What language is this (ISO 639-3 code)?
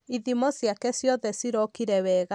kik